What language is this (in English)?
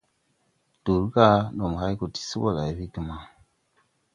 Tupuri